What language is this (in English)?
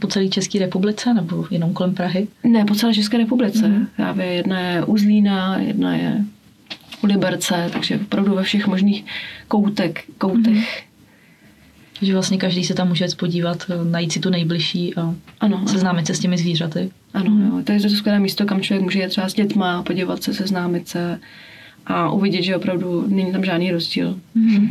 Czech